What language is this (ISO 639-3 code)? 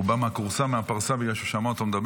heb